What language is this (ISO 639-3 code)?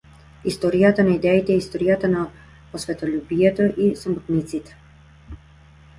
mkd